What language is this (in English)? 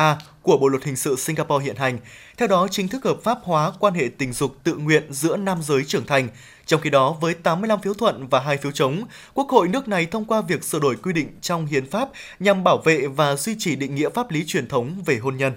Vietnamese